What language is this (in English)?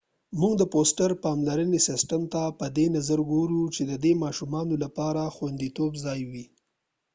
Pashto